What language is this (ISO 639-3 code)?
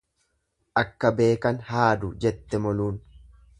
orm